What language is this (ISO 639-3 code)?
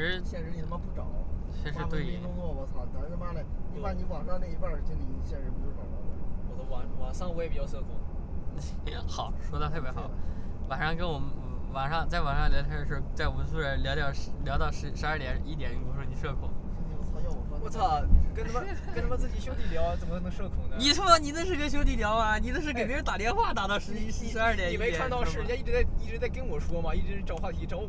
zho